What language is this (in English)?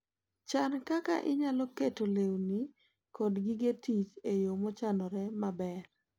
Luo (Kenya and Tanzania)